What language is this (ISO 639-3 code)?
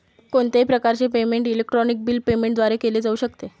mar